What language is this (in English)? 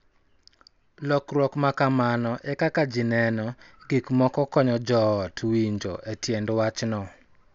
Luo (Kenya and Tanzania)